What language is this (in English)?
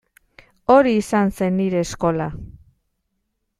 Basque